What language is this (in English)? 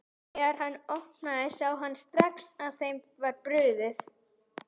Icelandic